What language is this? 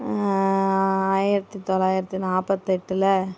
Tamil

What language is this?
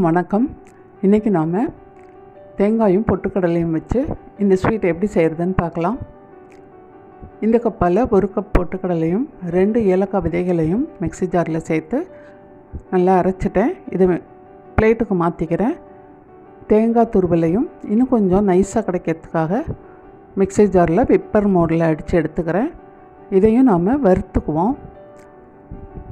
Arabic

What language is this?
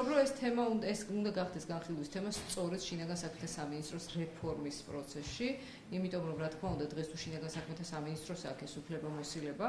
Romanian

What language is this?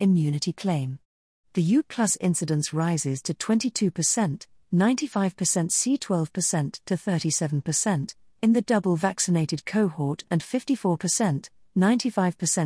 English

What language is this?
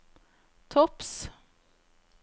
Norwegian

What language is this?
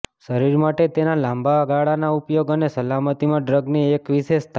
Gujarati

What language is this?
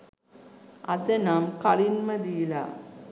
Sinhala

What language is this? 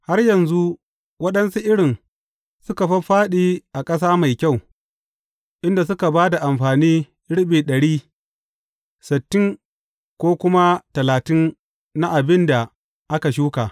Hausa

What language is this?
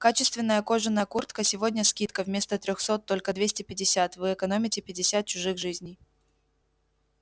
Russian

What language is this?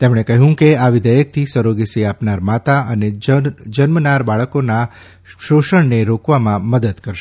Gujarati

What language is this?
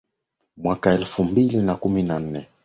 Swahili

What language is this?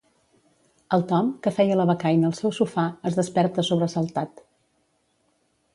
Catalan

